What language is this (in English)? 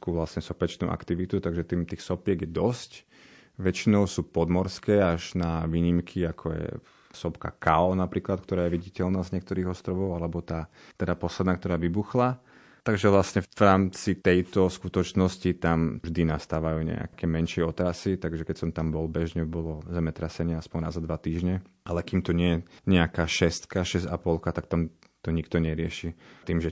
Slovak